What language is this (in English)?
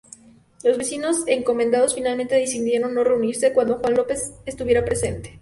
Spanish